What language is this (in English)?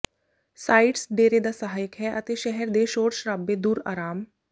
Punjabi